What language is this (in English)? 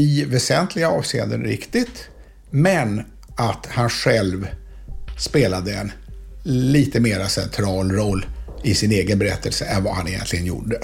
Swedish